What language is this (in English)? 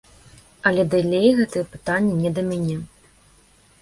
Belarusian